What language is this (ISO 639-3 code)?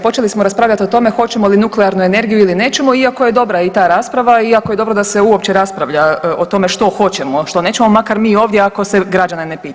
hrv